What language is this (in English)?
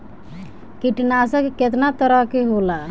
Bhojpuri